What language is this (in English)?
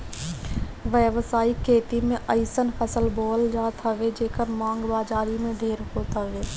Bhojpuri